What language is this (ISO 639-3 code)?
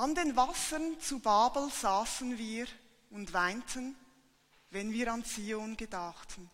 deu